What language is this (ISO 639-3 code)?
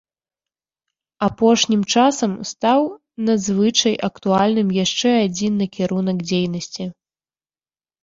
bel